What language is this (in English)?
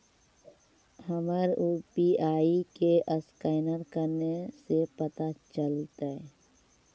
Magahi